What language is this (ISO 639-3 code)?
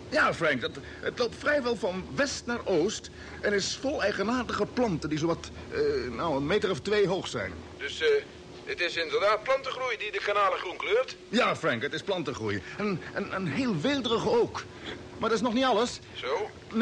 nld